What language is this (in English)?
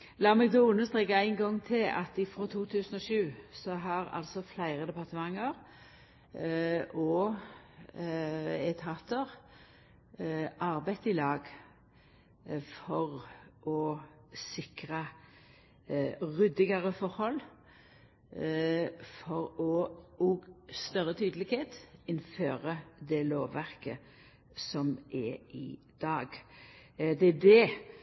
Norwegian Nynorsk